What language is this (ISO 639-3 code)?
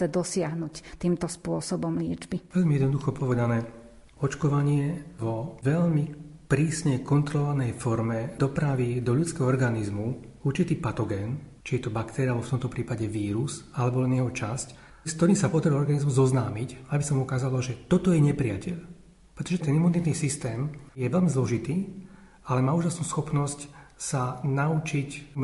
slk